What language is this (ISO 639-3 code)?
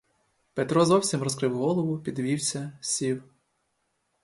ukr